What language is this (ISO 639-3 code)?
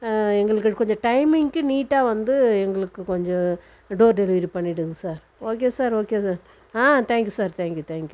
tam